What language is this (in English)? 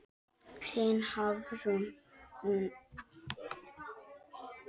Icelandic